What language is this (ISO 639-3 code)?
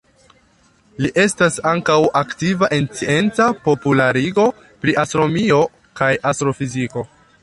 epo